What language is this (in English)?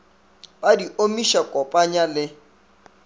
Northern Sotho